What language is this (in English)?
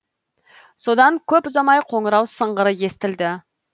Kazakh